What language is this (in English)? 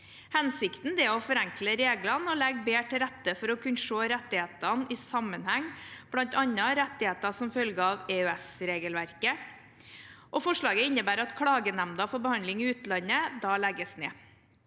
Norwegian